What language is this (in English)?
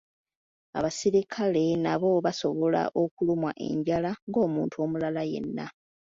Ganda